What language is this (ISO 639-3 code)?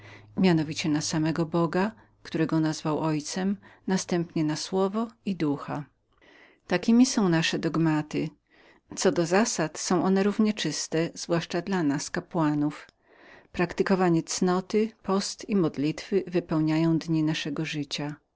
pol